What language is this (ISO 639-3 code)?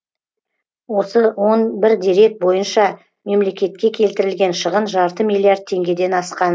kaz